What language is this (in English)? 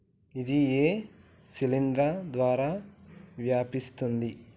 Telugu